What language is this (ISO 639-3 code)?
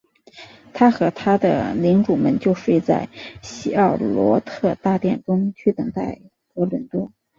zho